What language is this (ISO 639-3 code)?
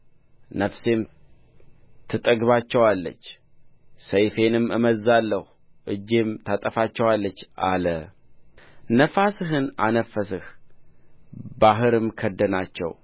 amh